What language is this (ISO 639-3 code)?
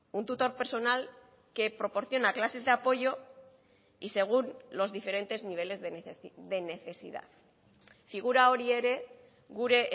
spa